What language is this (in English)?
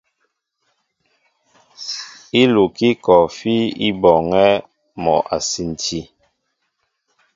Mbo (Cameroon)